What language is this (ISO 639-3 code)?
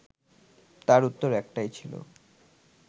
ben